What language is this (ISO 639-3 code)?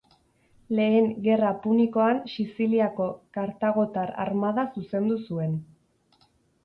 eus